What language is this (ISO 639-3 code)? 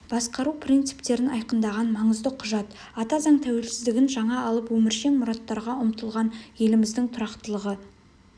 kaz